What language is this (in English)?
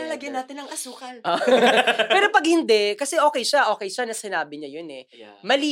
Filipino